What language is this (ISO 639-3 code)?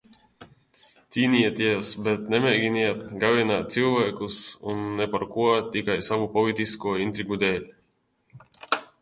lav